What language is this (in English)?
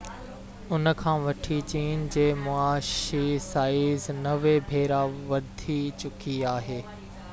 Sindhi